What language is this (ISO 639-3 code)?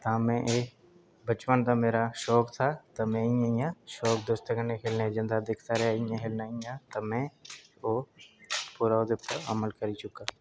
doi